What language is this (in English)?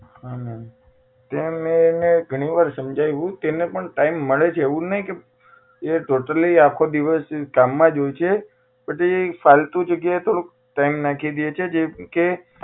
Gujarati